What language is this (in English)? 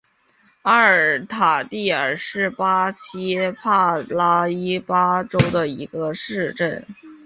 Chinese